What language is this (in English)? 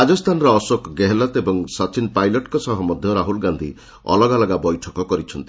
Odia